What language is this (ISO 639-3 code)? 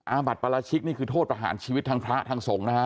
tha